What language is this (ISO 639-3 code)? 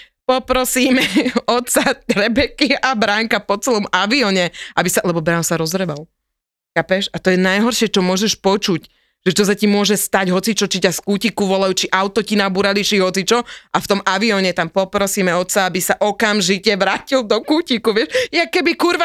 slk